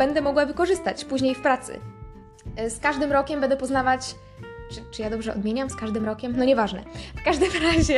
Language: Polish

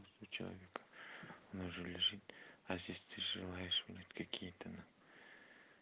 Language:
Russian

